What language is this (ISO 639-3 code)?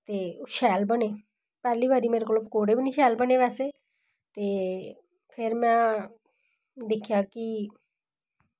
doi